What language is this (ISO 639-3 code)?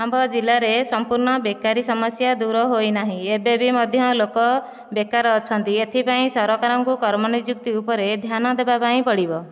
ori